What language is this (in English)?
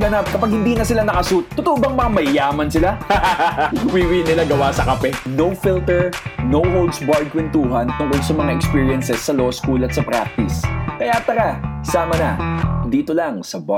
Filipino